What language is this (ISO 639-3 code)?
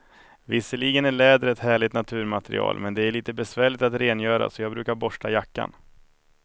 swe